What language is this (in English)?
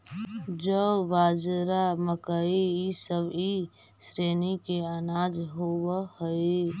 Magahi